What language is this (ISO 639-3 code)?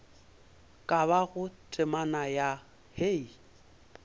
nso